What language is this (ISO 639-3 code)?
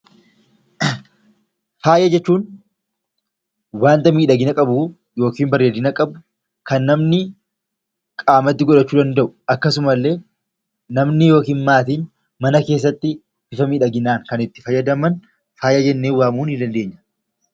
orm